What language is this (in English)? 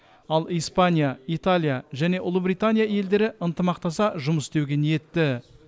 Kazakh